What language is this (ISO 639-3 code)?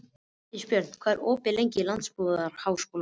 isl